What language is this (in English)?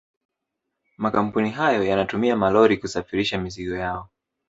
Swahili